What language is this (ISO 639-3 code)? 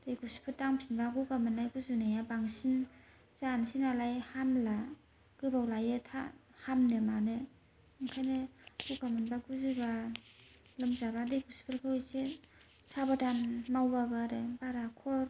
brx